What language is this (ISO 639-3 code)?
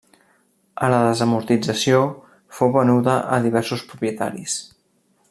cat